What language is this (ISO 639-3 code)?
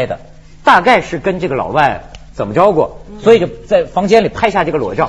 zho